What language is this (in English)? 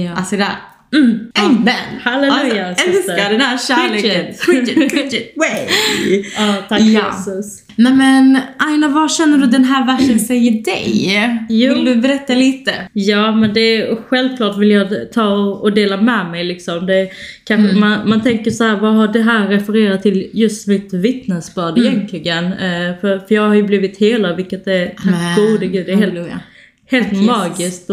Swedish